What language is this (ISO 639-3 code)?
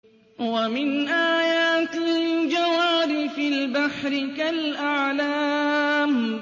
ara